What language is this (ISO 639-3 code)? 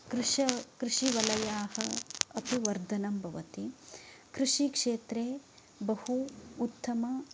san